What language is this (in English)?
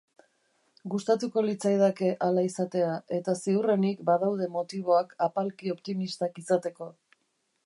Basque